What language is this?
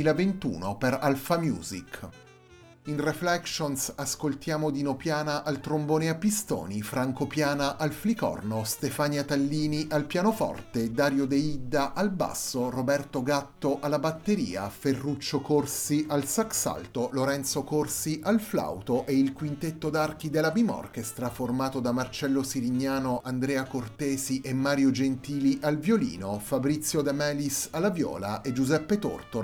Italian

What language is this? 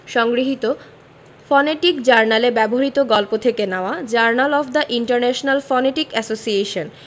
Bangla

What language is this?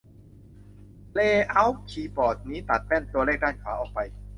Thai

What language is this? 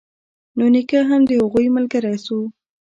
Pashto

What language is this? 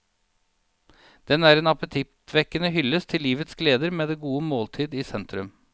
Norwegian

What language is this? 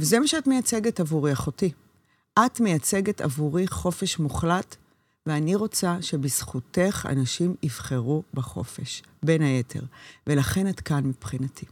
Hebrew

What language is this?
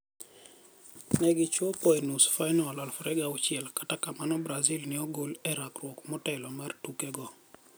Luo (Kenya and Tanzania)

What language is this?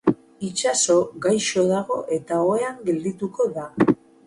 Basque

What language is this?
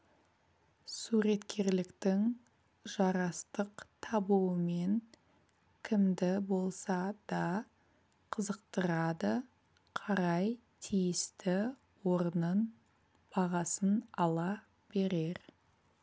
Kazakh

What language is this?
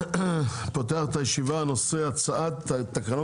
Hebrew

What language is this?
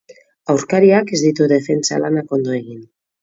Basque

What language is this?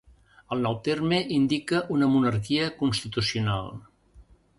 Catalan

